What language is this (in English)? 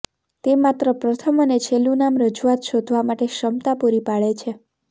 Gujarati